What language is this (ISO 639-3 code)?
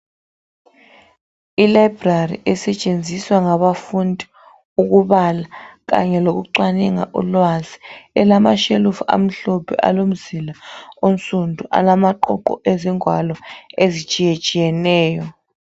nde